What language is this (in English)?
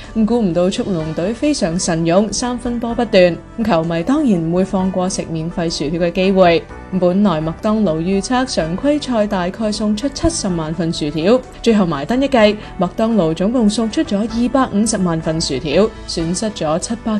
Chinese